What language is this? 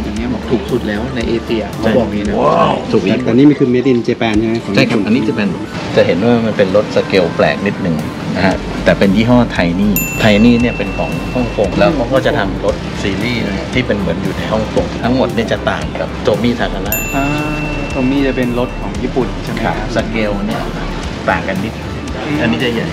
Thai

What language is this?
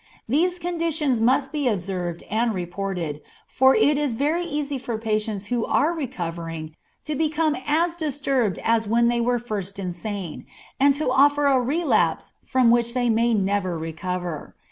English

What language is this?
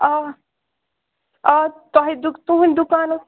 Kashmiri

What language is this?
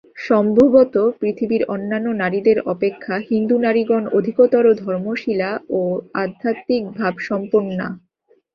Bangla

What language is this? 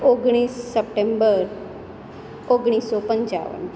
Gujarati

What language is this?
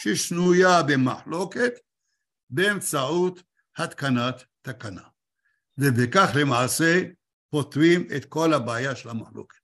Hebrew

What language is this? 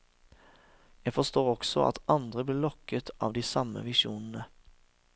Norwegian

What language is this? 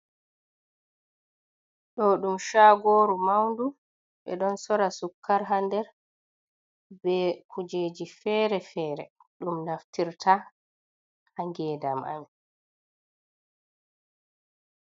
Fula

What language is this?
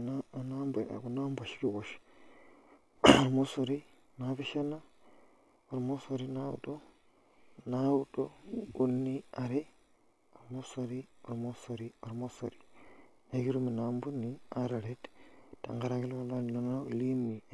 Masai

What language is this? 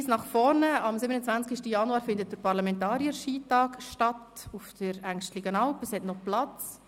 Swiss German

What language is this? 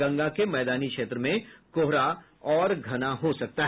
Hindi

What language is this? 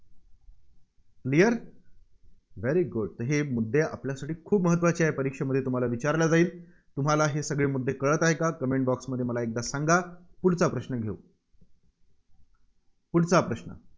Marathi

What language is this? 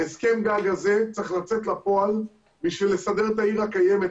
Hebrew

